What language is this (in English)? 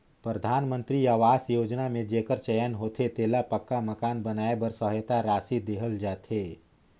Chhattisgarhi